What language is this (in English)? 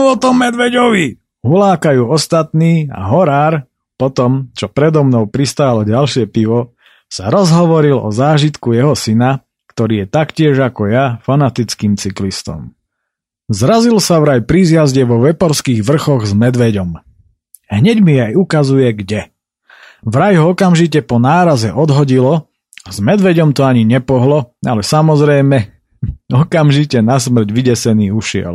Slovak